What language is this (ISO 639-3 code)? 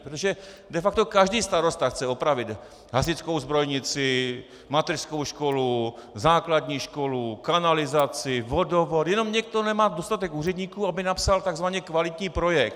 ces